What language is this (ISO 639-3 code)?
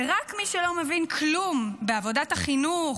heb